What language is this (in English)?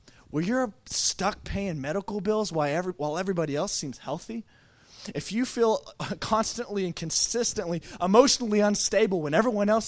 English